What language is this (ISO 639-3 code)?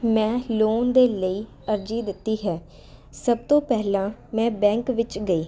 pan